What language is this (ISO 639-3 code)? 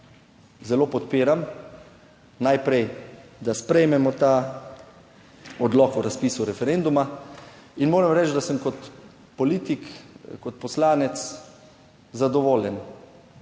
slv